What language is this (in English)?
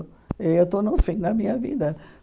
Portuguese